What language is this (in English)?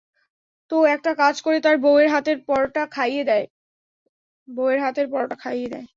Bangla